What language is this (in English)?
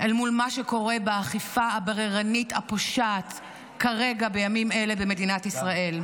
Hebrew